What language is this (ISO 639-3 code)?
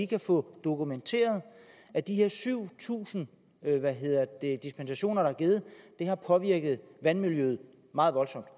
dan